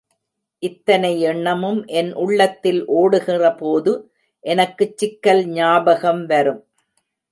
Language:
Tamil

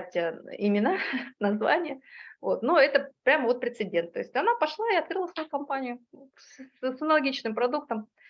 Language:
Russian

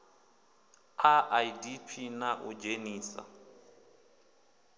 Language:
Venda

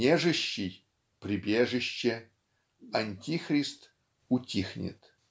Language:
Russian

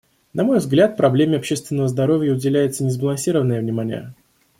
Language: Russian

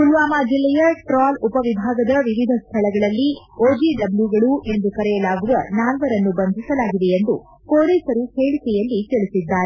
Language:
Kannada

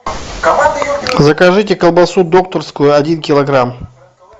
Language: Russian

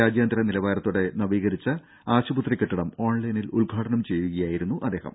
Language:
Malayalam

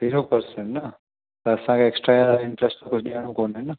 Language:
Sindhi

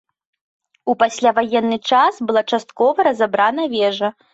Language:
Belarusian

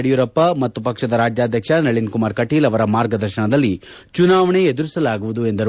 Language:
Kannada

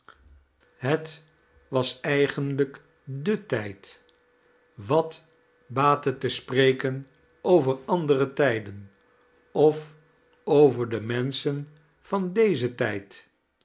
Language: Dutch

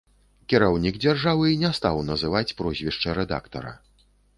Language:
Belarusian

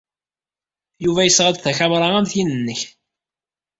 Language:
Kabyle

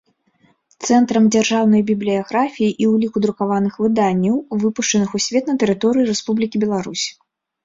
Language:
Belarusian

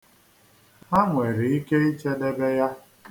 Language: Igbo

